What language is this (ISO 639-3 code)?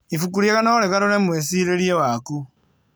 kik